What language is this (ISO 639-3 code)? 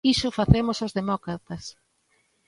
glg